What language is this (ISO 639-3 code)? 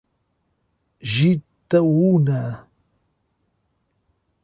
por